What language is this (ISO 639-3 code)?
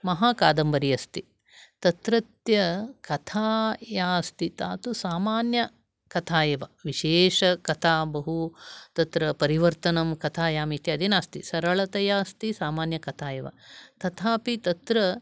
san